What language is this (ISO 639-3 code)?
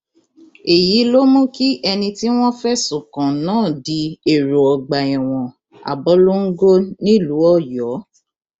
yor